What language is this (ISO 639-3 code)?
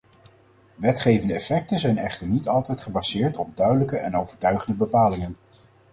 nld